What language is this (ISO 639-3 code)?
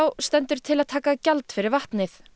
isl